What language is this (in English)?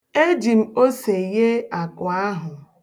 Igbo